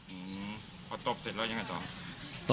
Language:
Thai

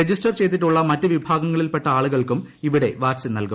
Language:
Malayalam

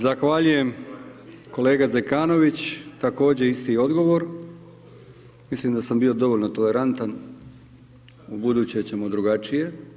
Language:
Croatian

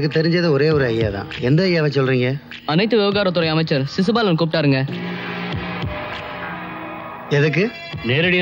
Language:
Arabic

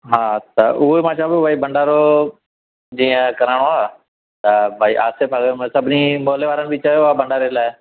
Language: Sindhi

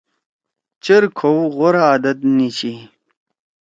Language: Torwali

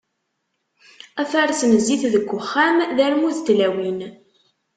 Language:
Kabyle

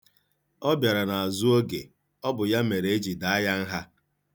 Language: Igbo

